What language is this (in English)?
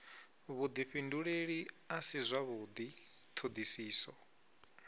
Venda